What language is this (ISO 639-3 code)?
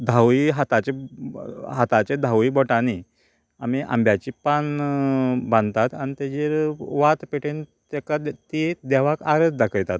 kok